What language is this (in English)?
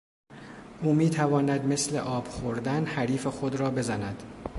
Persian